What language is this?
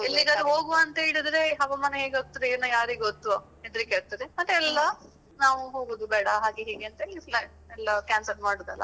Kannada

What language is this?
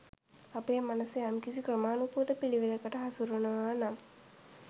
Sinhala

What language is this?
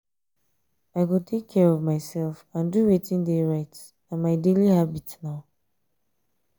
Nigerian Pidgin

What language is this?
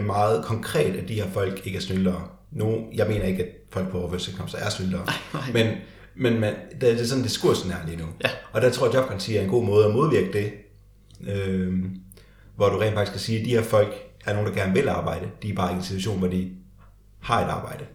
Danish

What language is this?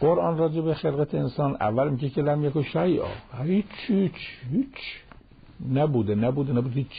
Persian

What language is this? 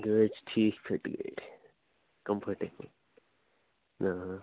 Kashmiri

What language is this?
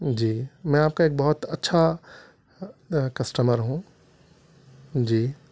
Urdu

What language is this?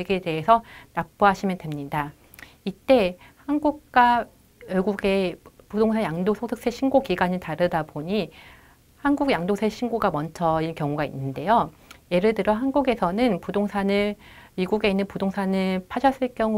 Korean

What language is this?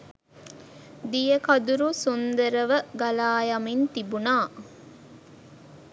Sinhala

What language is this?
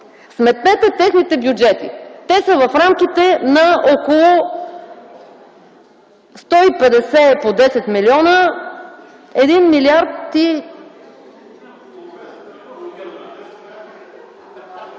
Bulgarian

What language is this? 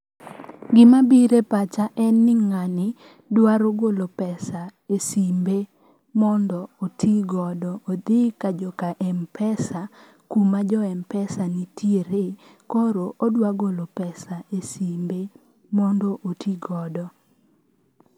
Luo (Kenya and Tanzania)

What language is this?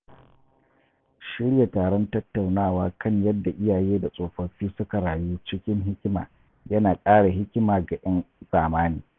Hausa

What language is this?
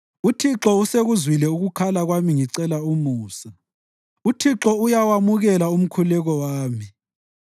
North Ndebele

